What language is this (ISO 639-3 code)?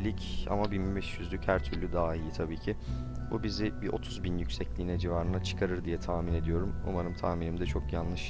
tur